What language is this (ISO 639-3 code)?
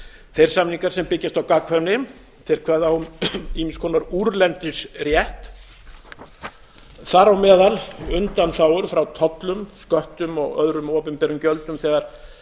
isl